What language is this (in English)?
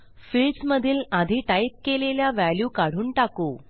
Marathi